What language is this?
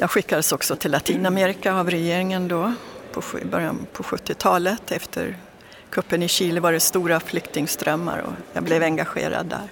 Swedish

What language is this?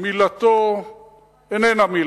Hebrew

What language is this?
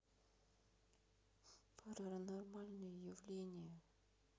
Russian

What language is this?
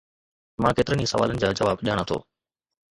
Sindhi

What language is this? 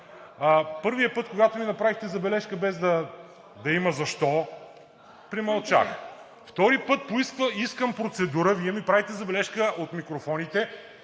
Bulgarian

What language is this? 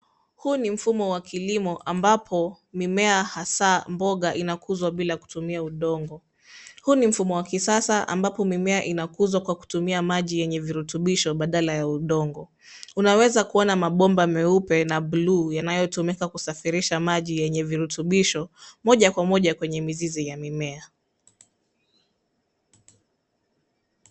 Swahili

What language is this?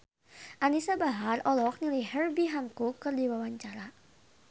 Sundanese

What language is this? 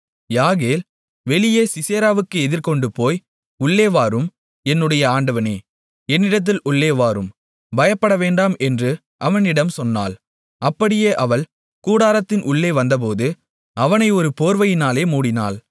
Tamil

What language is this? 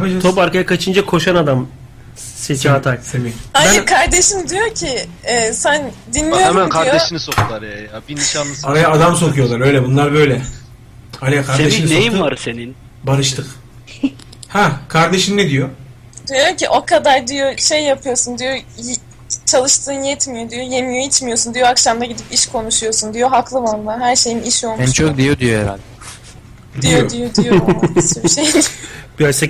Turkish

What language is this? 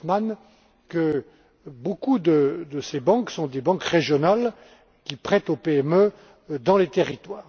French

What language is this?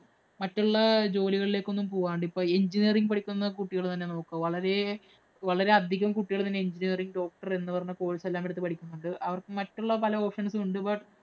Malayalam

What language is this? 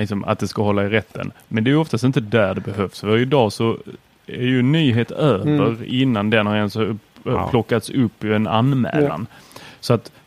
Swedish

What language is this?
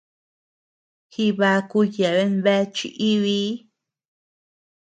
Tepeuxila Cuicatec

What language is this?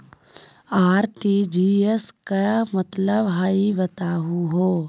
Magahi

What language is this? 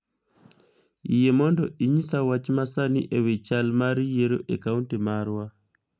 Luo (Kenya and Tanzania)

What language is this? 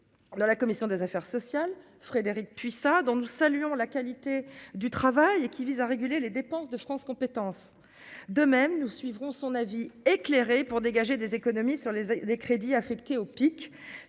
French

